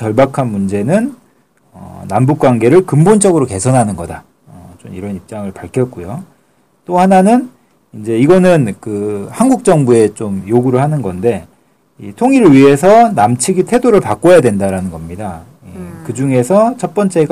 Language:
Korean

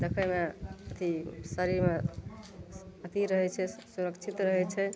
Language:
Maithili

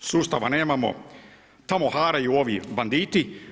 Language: Croatian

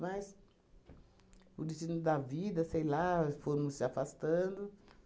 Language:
Portuguese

